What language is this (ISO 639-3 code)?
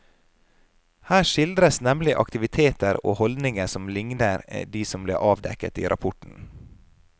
nor